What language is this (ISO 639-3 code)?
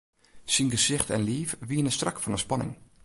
fry